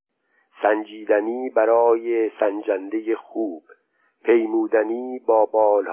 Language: Persian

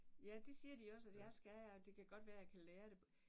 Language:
Danish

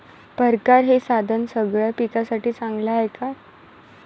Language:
Marathi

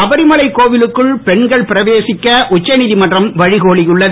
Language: Tamil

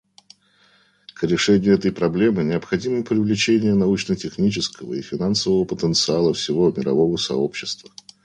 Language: Russian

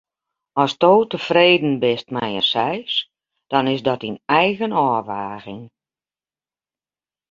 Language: Western Frisian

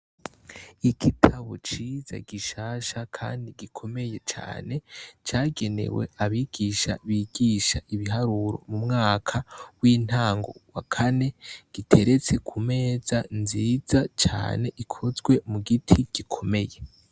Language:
Rundi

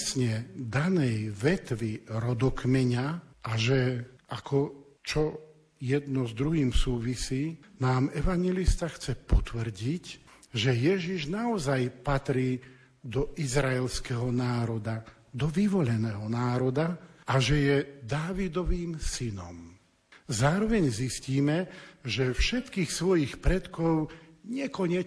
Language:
Slovak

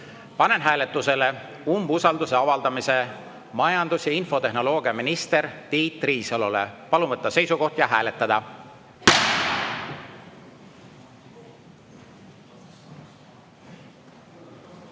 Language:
Estonian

